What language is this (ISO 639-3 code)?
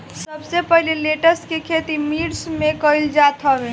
bho